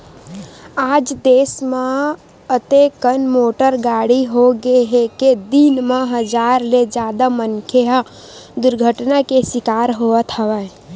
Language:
Chhattisgarhi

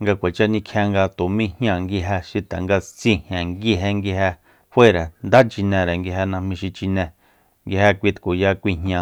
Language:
Soyaltepec Mazatec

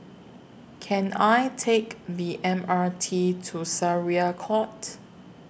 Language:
English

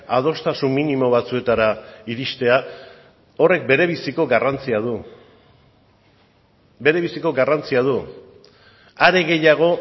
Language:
Basque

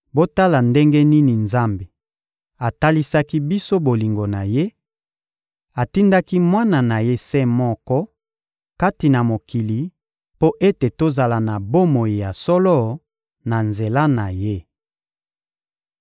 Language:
Lingala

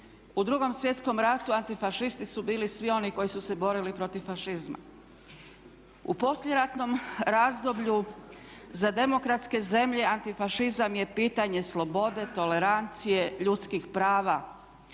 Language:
Croatian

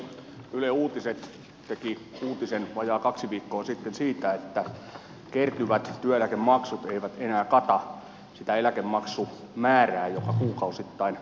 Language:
Finnish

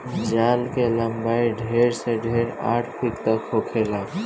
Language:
Bhojpuri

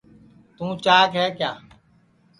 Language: Sansi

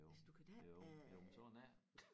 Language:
Danish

